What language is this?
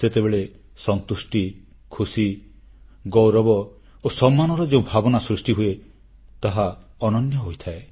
Odia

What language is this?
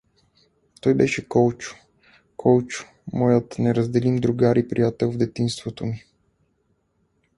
Bulgarian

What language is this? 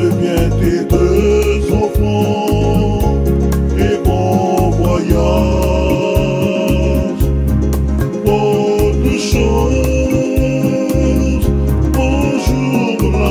Romanian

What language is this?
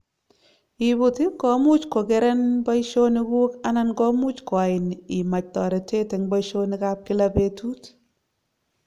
Kalenjin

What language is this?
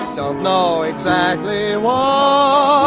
English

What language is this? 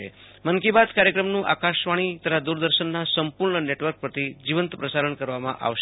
Gujarati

